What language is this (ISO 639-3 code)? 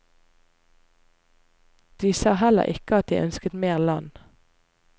nor